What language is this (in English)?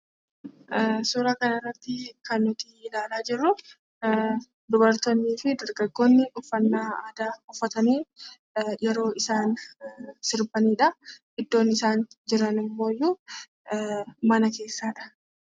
Oromo